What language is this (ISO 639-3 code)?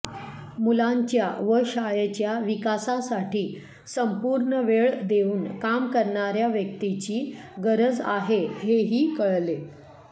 mar